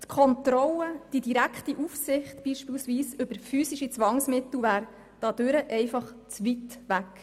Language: Swiss German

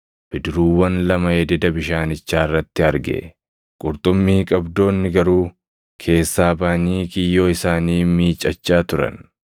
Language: Oromo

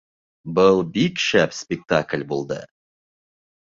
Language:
Bashkir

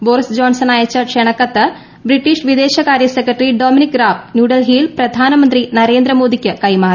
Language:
Malayalam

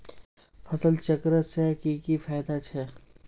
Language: Magahi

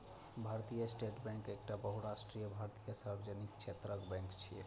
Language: Maithili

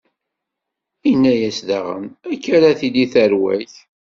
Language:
Kabyle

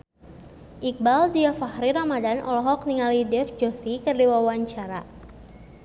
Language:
Sundanese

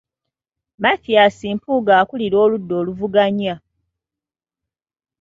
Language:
Ganda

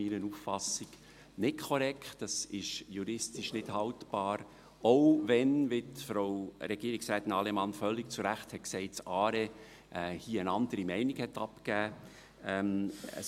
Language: Swiss German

